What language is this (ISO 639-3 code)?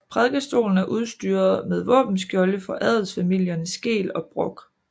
dan